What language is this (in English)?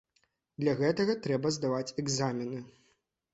Belarusian